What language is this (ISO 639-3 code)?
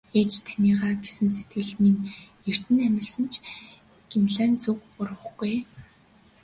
mon